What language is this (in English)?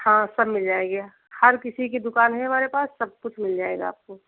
Hindi